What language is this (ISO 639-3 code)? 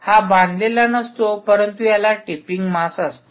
mar